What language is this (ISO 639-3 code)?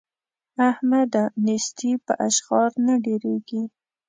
pus